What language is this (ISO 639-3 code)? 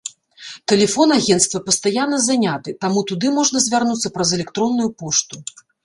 bel